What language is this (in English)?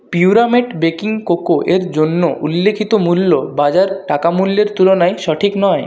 Bangla